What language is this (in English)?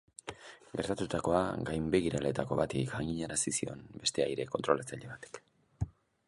Basque